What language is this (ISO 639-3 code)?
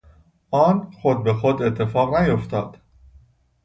fas